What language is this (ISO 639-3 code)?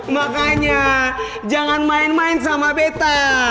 ind